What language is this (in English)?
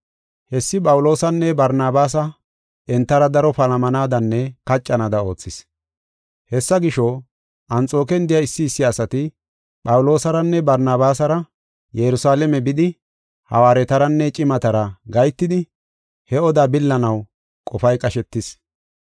Gofa